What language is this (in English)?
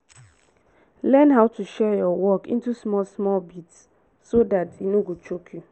Nigerian Pidgin